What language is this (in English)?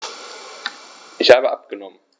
German